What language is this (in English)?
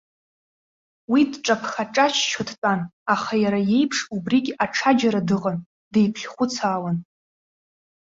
Abkhazian